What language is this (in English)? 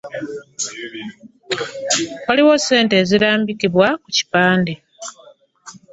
Ganda